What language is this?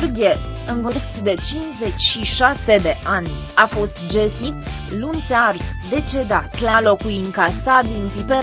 Romanian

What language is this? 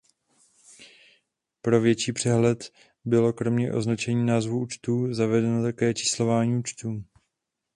Czech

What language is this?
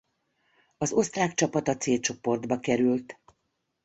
Hungarian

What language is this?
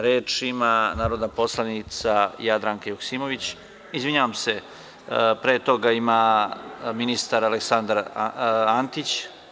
Serbian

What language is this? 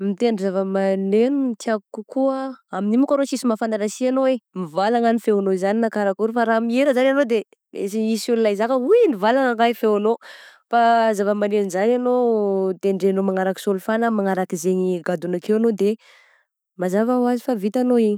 Southern Betsimisaraka Malagasy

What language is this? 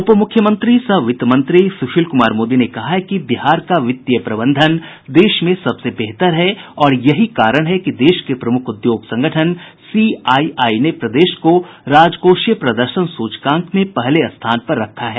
Hindi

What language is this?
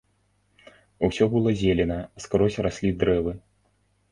Belarusian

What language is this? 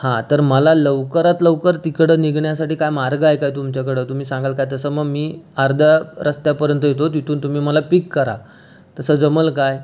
Marathi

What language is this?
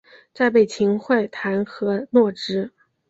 Chinese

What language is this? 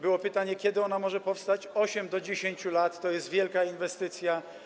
Polish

